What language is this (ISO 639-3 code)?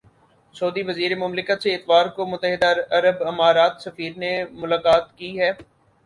urd